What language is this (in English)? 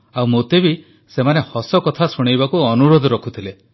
Odia